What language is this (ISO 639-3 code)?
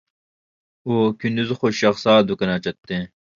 uig